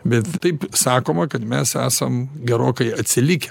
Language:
Lithuanian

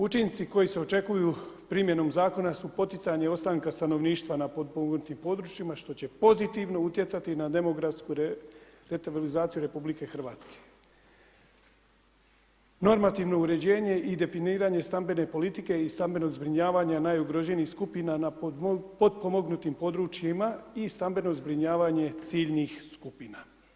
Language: Croatian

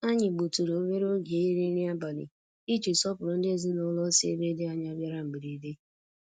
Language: Igbo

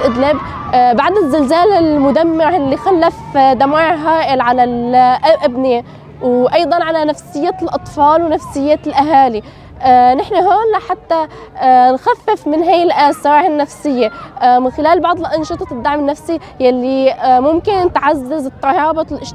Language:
Arabic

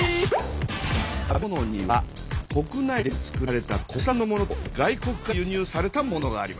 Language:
Japanese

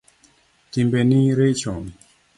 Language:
Luo (Kenya and Tanzania)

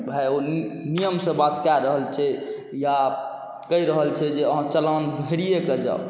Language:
Maithili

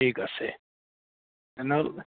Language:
Assamese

